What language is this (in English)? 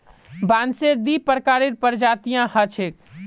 Magahi